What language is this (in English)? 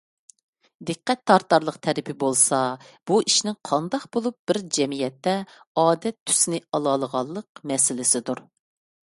Uyghur